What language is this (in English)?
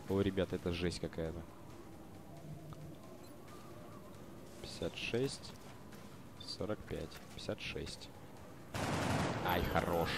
Russian